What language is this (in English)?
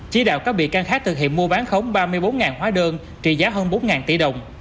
Vietnamese